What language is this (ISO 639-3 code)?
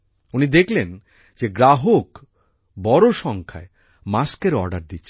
ben